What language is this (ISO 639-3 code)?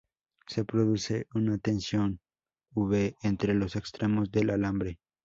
spa